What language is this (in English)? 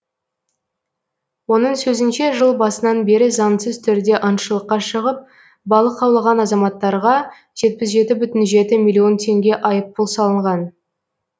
Kazakh